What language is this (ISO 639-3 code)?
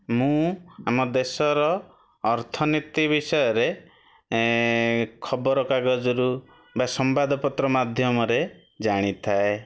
ori